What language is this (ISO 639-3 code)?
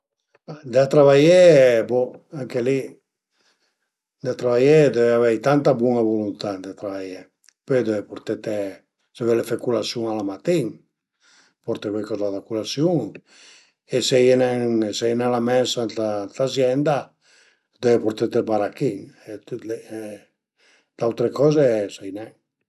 pms